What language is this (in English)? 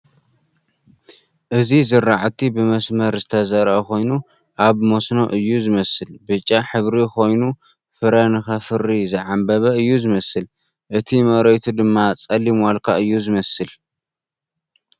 Tigrinya